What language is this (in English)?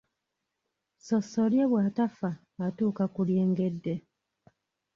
Ganda